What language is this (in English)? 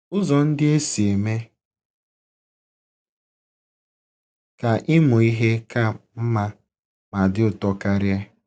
Igbo